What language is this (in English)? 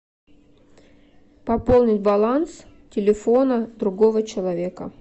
Russian